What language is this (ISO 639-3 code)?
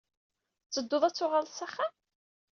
kab